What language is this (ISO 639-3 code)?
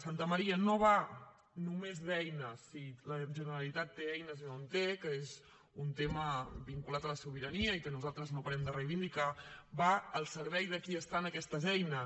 cat